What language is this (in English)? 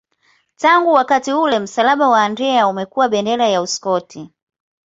Swahili